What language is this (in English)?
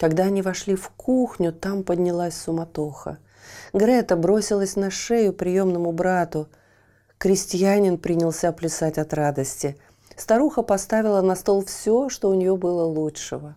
Russian